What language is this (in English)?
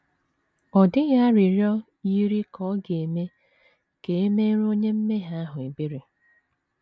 Igbo